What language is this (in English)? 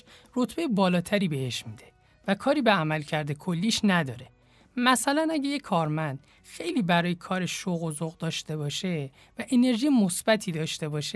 Persian